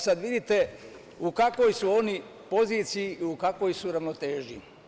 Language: Serbian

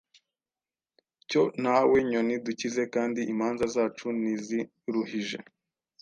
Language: Kinyarwanda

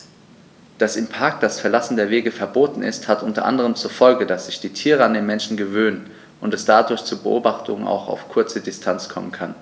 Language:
German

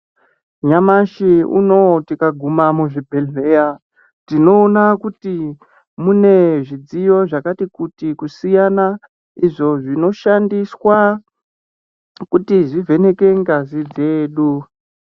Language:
Ndau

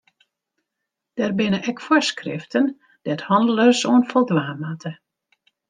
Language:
Western Frisian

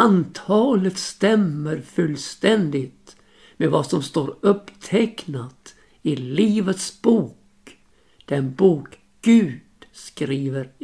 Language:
Swedish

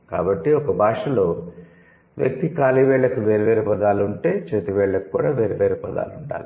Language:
Telugu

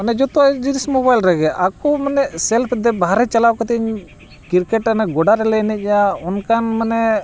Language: Santali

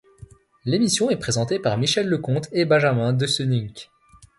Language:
French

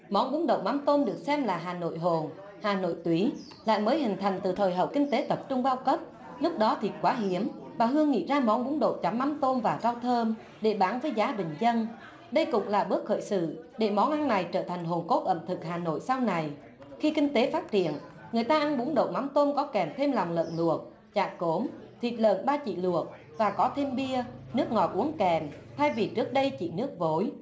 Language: Vietnamese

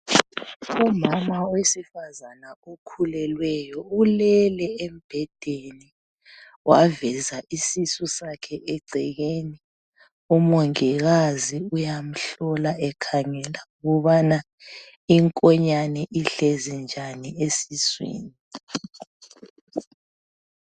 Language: North Ndebele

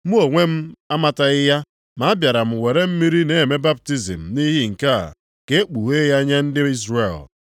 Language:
Igbo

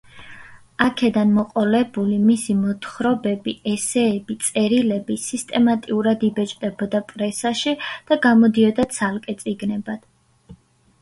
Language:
Georgian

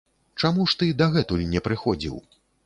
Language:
Belarusian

